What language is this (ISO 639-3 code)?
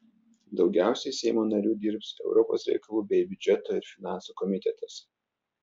lit